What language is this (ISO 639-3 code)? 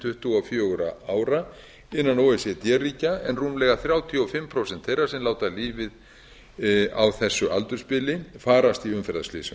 isl